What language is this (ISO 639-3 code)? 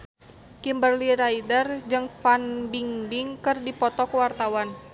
sun